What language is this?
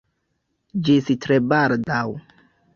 Esperanto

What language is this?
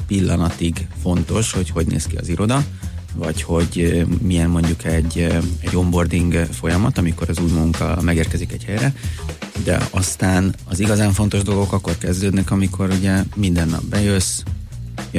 Hungarian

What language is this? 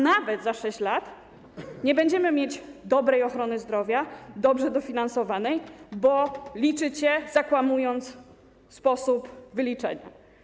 Polish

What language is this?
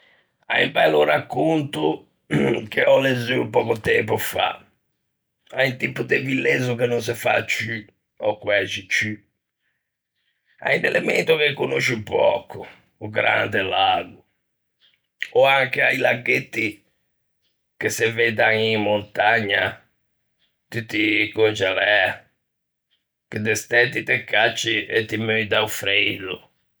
Ligurian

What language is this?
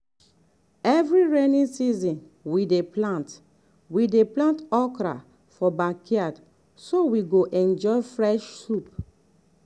Nigerian Pidgin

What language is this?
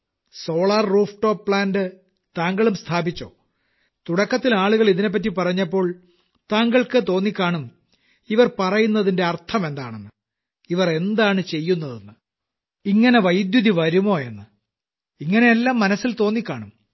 Malayalam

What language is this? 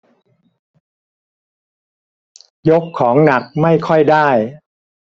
Thai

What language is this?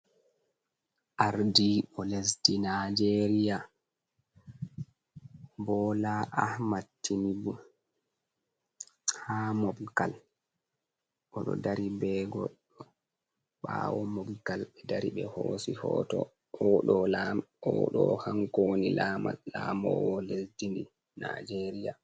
Fula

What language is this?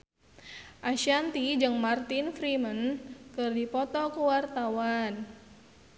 Sundanese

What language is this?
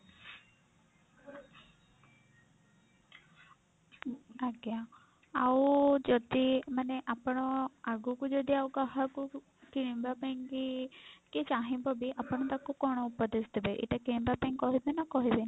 Odia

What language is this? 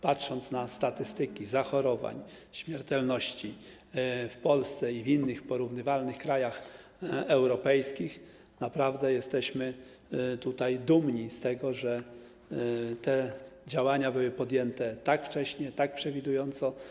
Polish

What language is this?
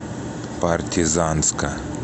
Russian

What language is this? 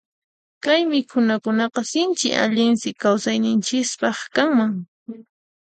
Puno Quechua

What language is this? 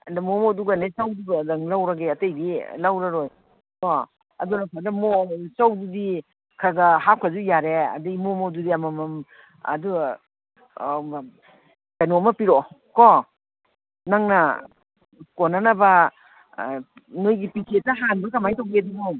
Manipuri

